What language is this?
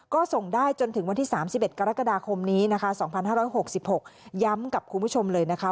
Thai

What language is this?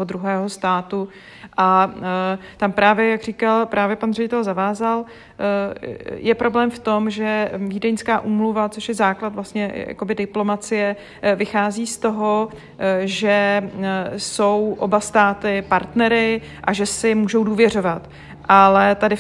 Czech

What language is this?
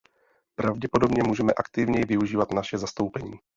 Czech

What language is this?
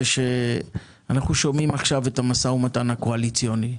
Hebrew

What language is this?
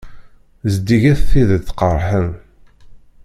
Kabyle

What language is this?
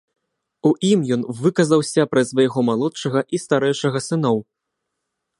Belarusian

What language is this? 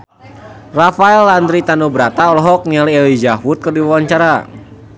Sundanese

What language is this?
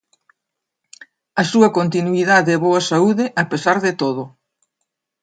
Galician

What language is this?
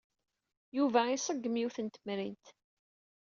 Kabyle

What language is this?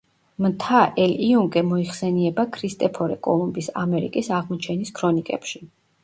Georgian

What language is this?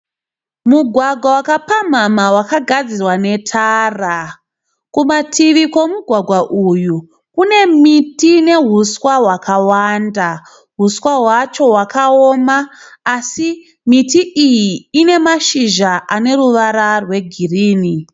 Shona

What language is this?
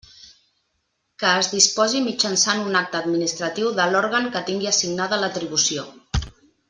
Catalan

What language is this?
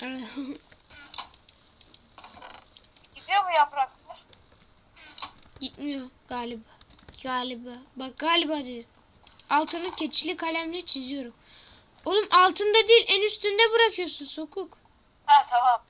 Turkish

